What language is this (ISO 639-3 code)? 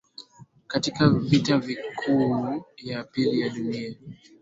swa